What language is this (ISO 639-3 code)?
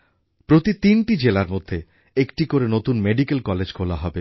ben